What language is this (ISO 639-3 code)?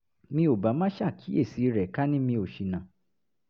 yor